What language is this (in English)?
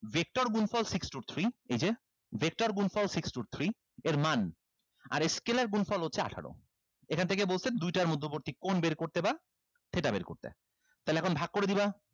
Bangla